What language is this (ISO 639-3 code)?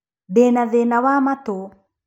kik